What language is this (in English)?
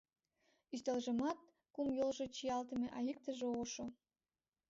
Mari